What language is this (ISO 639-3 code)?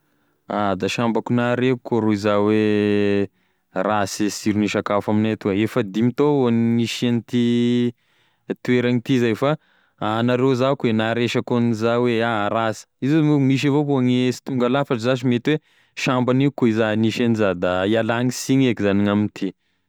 tkg